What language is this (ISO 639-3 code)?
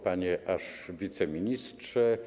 pol